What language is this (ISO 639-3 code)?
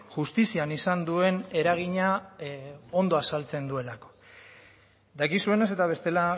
eus